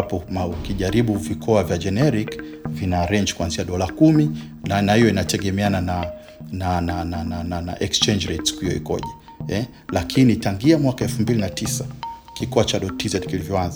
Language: Swahili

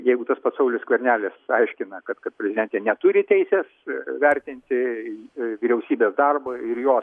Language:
Lithuanian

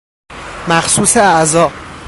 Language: Persian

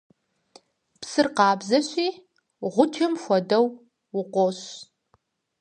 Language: Kabardian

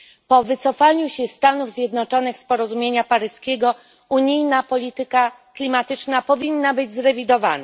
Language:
Polish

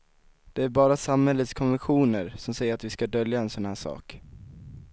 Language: Swedish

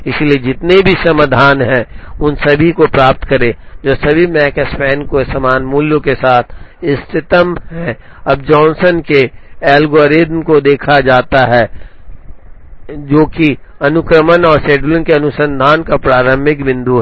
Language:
Hindi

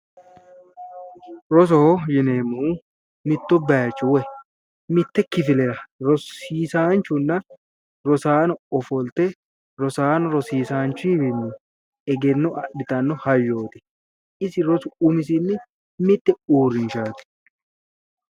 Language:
Sidamo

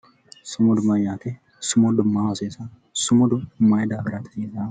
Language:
Sidamo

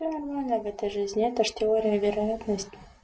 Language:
Russian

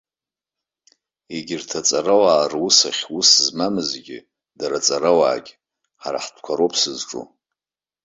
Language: Abkhazian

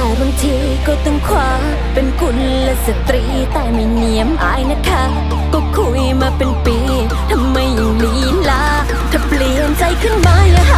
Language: Thai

